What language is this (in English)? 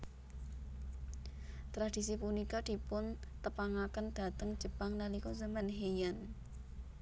Javanese